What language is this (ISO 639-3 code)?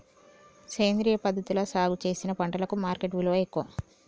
tel